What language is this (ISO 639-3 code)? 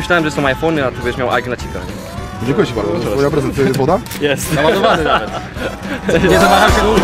pol